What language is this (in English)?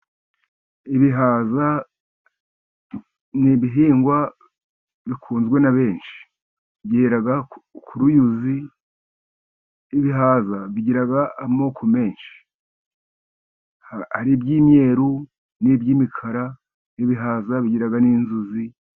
Kinyarwanda